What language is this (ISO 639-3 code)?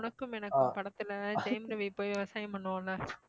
tam